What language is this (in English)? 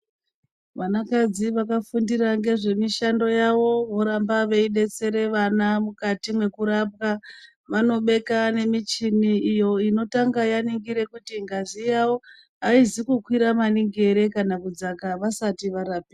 Ndau